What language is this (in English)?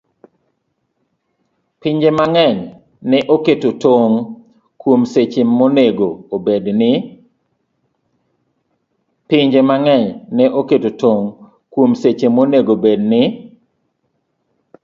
Luo (Kenya and Tanzania)